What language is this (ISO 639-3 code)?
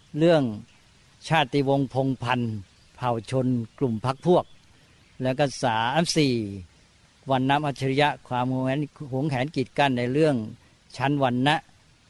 tha